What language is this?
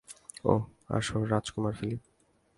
Bangla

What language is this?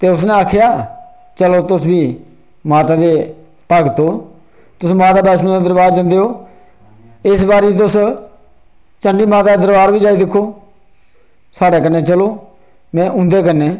Dogri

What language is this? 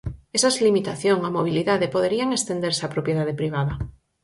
Galician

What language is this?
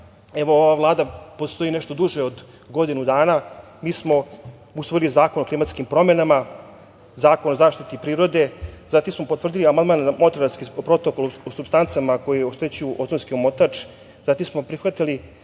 Serbian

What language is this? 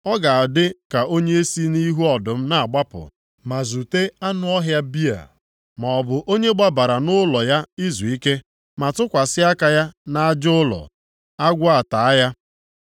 Igbo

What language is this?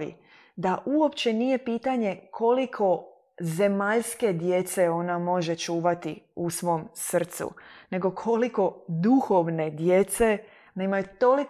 Croatian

